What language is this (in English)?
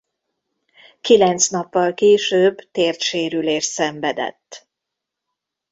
Hungarian